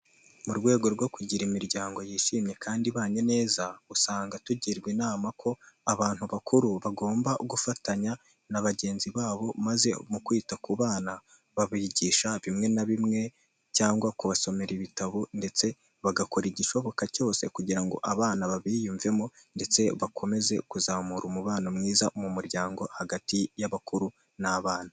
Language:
Kinyarwanda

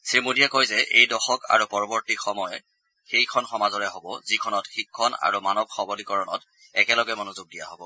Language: Assamese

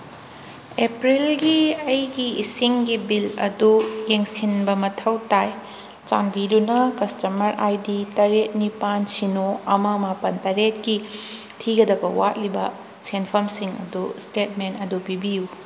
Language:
Manipuri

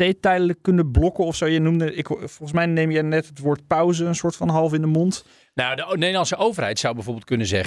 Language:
Dutch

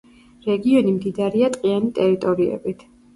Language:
Georgian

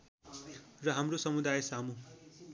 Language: Nepali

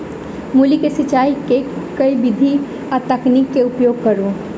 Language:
Maithili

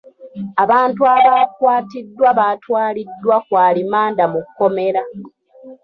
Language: Ganda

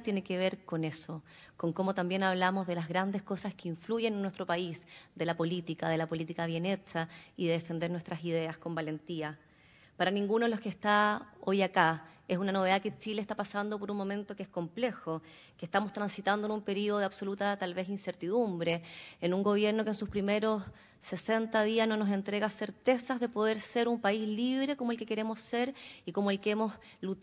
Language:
Spanish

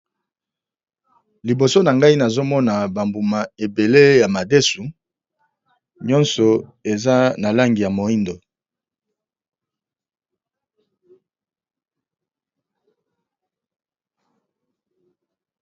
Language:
Lingala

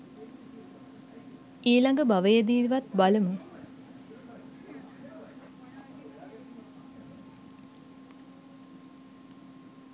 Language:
Sinhala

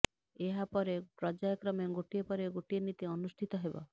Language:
Odia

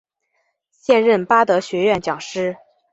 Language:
Chinese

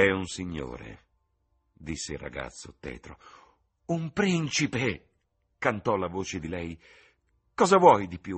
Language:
Italian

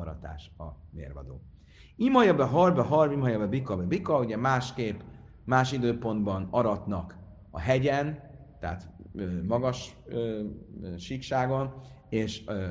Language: Hungarian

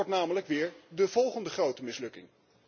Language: Dutch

